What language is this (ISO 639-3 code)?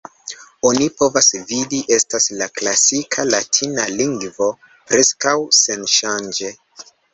epo